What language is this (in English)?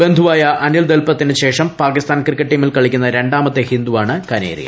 Malayalam